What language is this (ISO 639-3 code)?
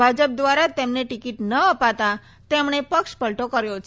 guj